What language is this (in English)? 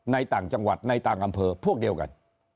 Thai